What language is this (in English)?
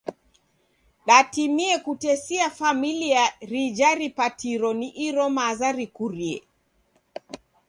Taita